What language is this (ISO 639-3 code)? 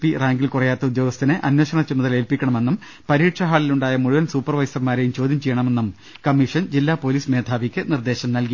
mal